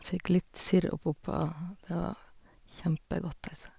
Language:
Norwegian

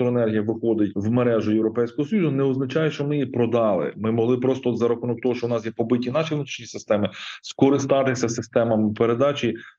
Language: Ukrainian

